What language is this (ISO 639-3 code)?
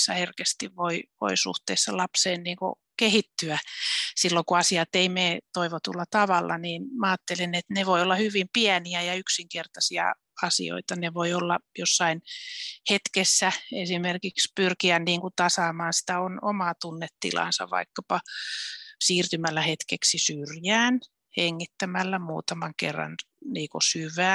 fin